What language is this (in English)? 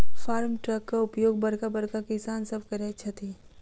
Maithili